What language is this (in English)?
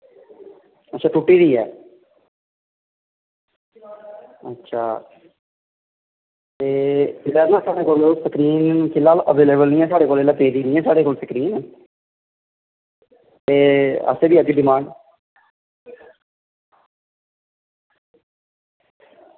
Dogri